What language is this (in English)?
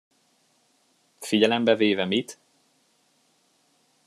Hungarian